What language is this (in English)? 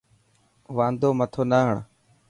Dhatki